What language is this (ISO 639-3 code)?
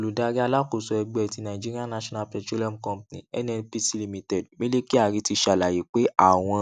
yor